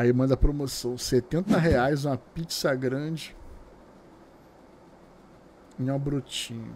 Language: Portuguese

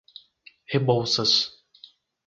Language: Portuguese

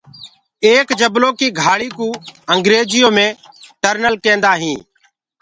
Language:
Gurgula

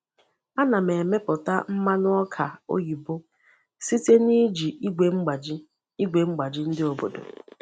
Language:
Igbo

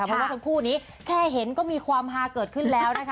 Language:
Thai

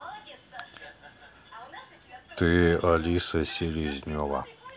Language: Russian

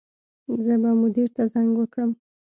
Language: Pashto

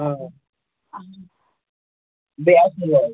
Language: Kashmiri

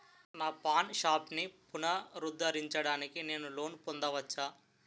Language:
Telugu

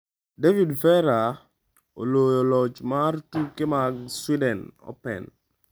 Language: Luo (Kenya and Tanzania)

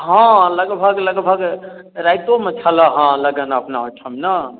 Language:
Maithili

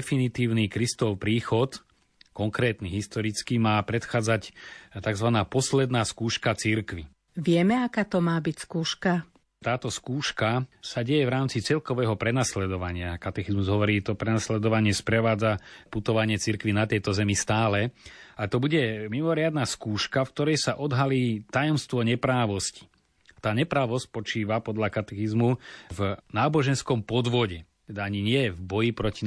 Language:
Slovak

